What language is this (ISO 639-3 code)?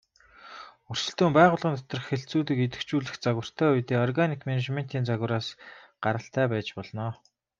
mon